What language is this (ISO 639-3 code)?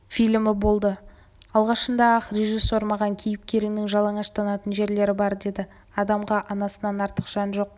kaz